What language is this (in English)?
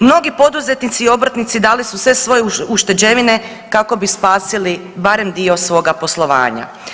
Croatian